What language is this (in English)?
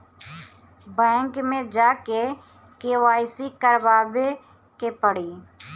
Bhojpuri